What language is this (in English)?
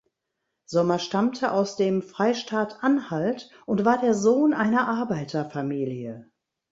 German